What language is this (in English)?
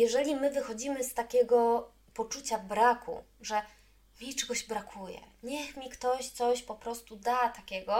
Polish